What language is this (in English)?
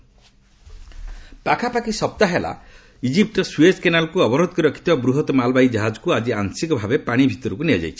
Odia